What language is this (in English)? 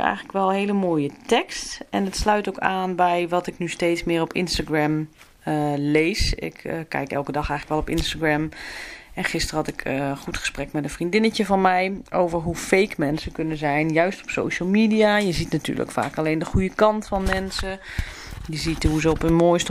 Dutch